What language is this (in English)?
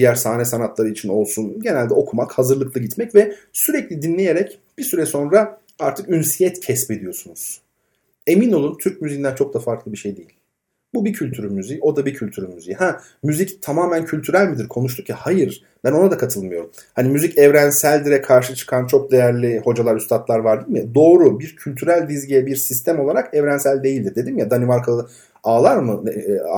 Turkish